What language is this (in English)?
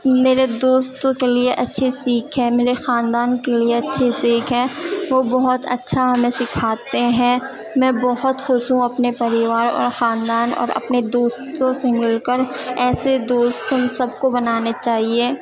Urdu